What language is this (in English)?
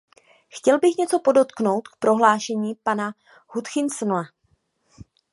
Czech